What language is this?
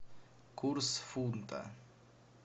Russian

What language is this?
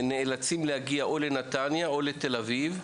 Hebrew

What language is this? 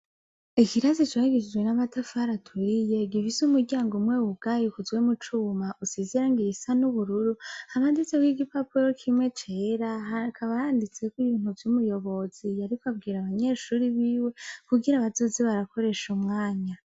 Rundi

